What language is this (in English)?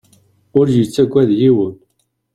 Kabyle